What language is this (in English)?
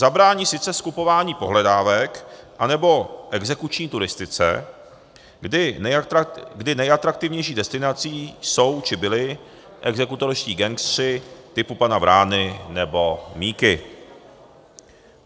Czech